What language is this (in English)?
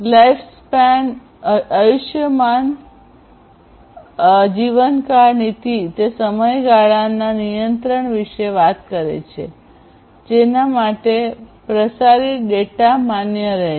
Gujarati